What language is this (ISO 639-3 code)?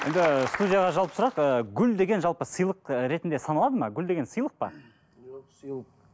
kaz